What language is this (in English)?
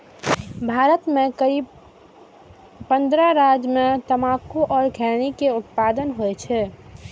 Maithili